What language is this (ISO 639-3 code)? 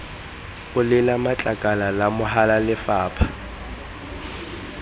tsn